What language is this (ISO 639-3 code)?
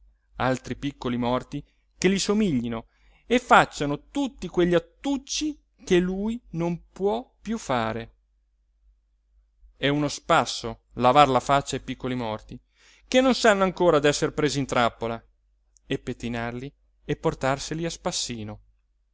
ita